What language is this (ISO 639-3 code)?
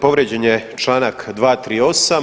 hrv